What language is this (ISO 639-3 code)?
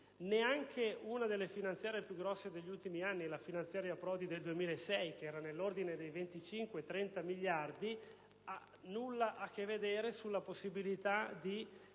ita